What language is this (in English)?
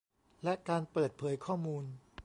Thai